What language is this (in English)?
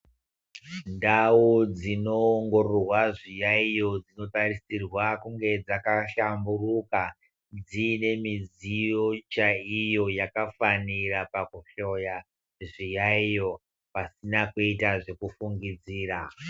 Ndau